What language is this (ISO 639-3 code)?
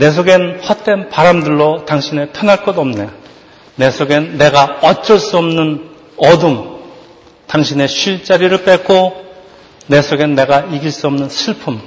kor